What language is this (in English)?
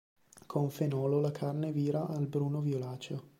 Italian